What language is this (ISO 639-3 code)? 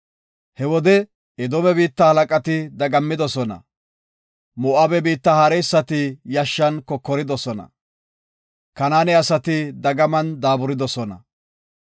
gof